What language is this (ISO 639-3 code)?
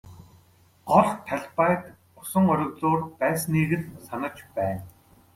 mon